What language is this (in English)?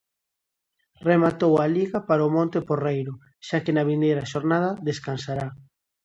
Galician